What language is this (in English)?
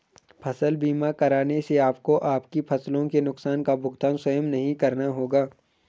Hindi